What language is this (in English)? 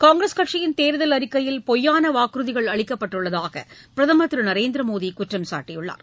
Tamil